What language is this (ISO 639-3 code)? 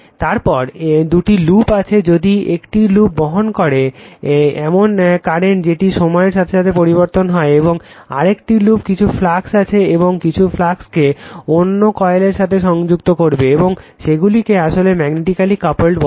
ben